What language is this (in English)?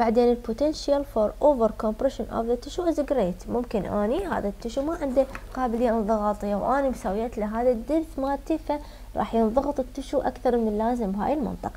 Arabic